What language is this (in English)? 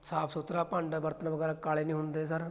Punjabi